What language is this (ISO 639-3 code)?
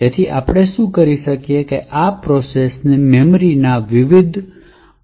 guj